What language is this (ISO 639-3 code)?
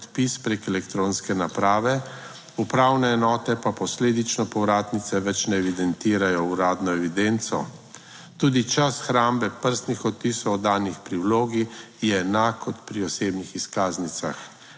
slv